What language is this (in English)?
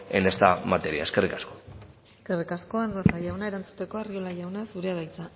Basque